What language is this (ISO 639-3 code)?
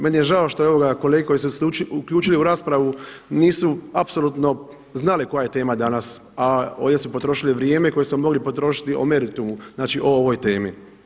hrv